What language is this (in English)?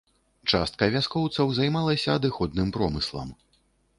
Belarusian